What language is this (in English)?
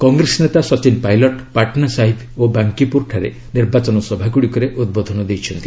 Odia